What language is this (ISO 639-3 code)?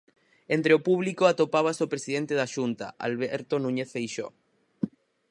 glg